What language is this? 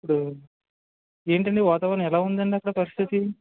Telugu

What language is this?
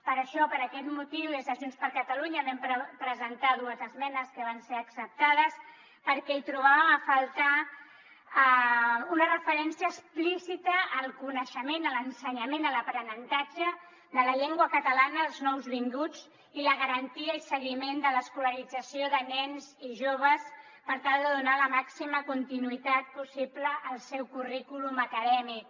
Catalan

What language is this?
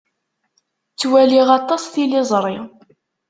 Kabyle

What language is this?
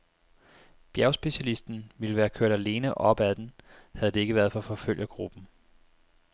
Danish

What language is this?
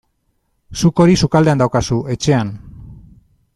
Basque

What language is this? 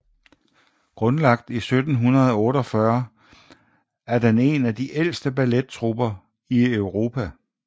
Danish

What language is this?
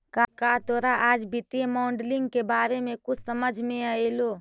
Magahi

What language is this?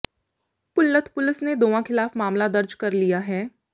Punjabi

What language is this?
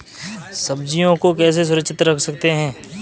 Hindi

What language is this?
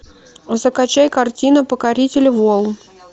Russian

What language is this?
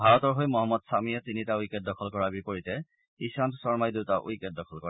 Assamese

